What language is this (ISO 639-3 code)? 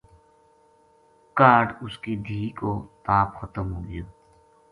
gju